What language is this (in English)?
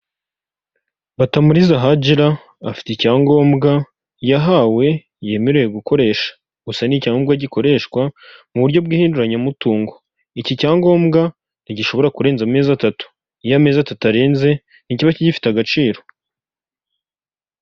Kinyarwanda